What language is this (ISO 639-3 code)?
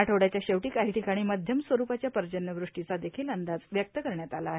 mar